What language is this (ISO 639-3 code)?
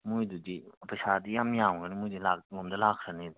mni